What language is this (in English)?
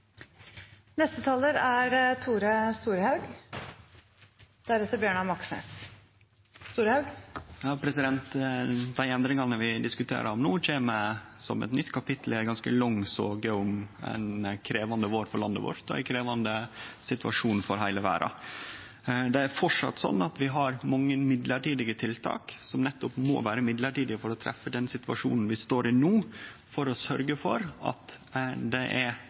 Norwegian Nynorsk